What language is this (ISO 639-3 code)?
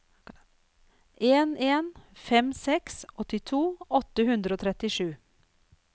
nor